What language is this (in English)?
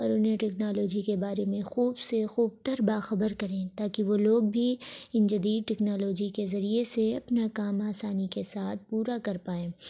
Urdu